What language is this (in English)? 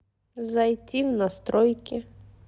Russian